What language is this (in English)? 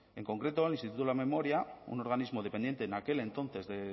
Spanish